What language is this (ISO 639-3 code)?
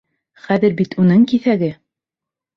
bak